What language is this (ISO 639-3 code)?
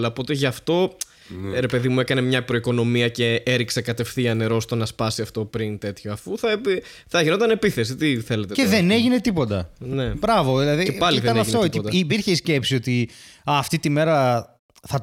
ell